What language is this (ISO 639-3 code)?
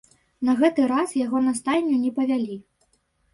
bel